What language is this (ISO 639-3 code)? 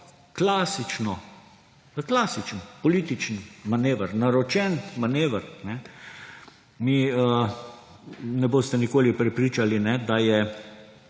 slv